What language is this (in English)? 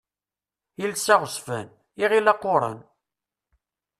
Kabyle